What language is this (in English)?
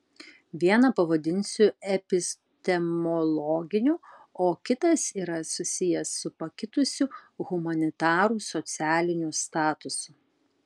Lithuanian